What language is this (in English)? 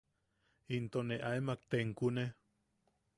Yaqui